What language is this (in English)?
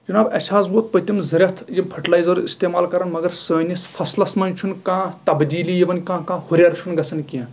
Kashmiri